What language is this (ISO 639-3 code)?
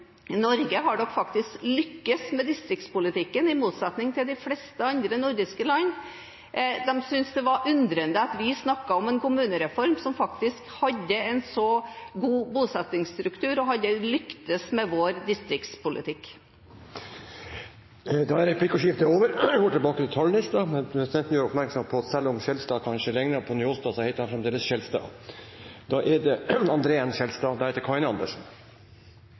nob